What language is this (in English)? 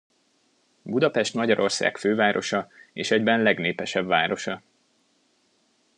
Hungarian